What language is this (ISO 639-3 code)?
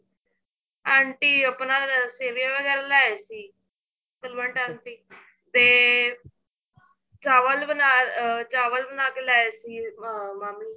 pan